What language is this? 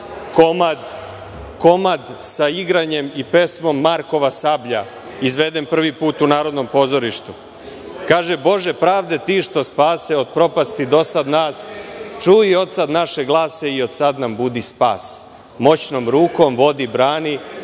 Serbian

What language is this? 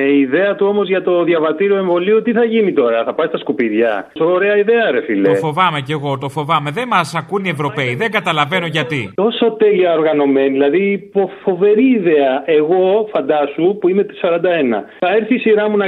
Greek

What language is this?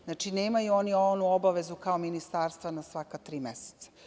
Serbian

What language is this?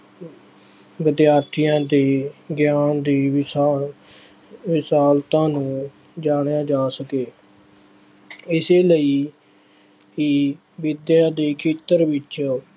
Punjabi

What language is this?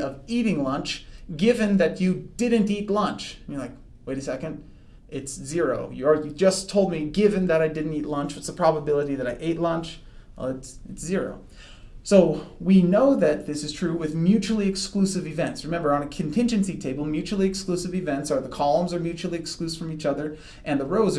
English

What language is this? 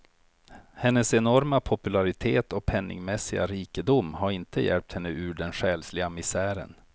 Swedish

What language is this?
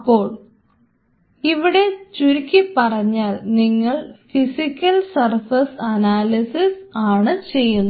Malayalam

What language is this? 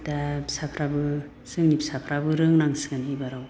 Bodo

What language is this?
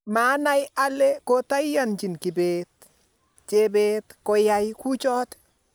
Kalenjin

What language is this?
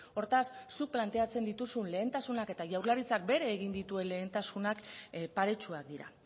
Basque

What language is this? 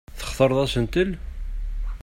Kabyle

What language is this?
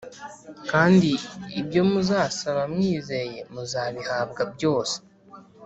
Kinyarwanda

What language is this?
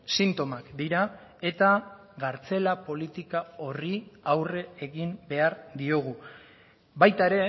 Basque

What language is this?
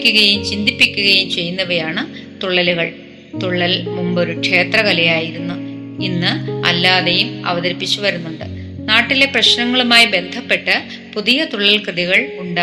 Malayalam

